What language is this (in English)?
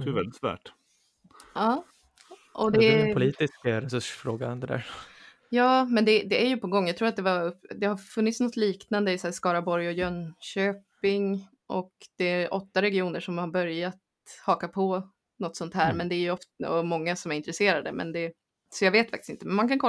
Swedish